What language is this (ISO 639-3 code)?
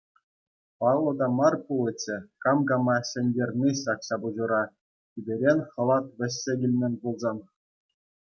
chv